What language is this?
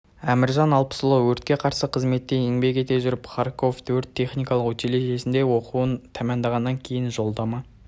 Kazakh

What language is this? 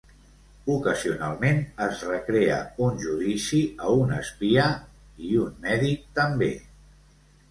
Catalan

